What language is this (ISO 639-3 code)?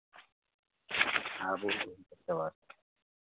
mai